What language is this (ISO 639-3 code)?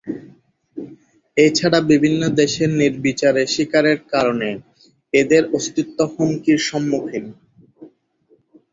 ben